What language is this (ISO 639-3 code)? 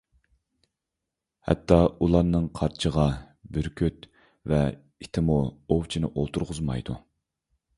uig